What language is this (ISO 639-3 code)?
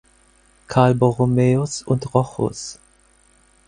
deu